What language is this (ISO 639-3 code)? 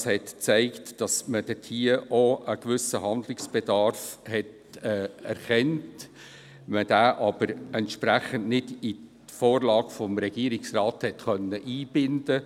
gsw